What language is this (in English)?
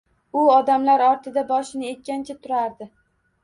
Uzbek